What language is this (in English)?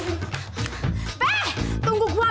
Indonesian